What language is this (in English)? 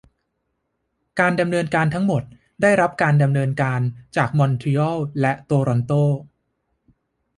Thai